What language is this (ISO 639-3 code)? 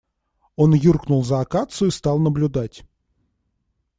rus